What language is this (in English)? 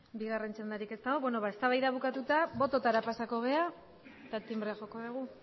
Basque